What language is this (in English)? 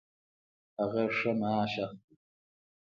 Pashto